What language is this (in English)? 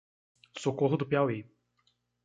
Portuguese